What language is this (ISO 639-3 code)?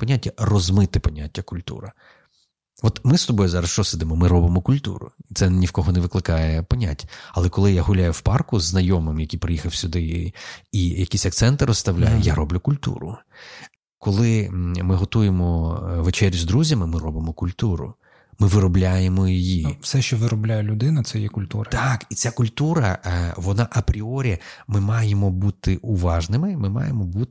ukr